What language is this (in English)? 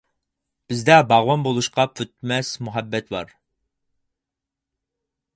Uyghur